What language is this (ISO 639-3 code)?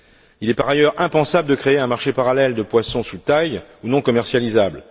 fra